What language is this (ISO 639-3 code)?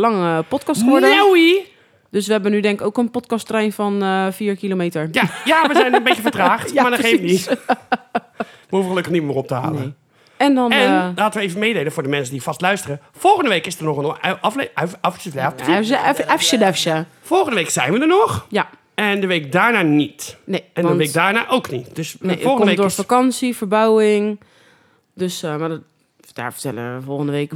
nld